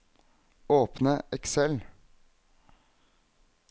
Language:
Norwegian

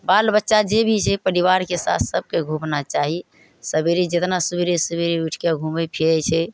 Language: Maithili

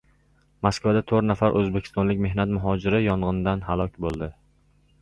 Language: Uzbek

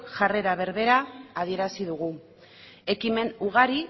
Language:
Basque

